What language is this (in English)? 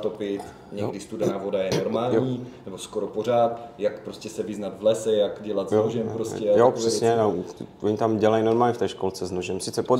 Czech